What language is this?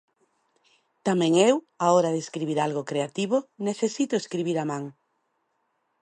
Galician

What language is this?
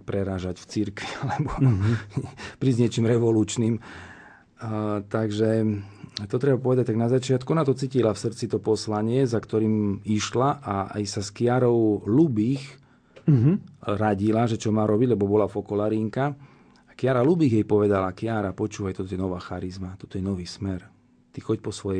Slovak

